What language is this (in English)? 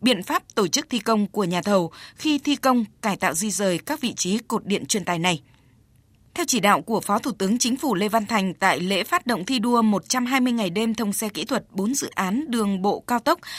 Vietnamese